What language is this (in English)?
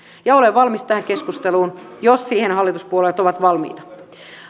Finnish